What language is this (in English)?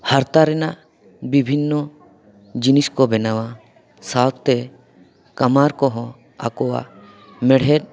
Santali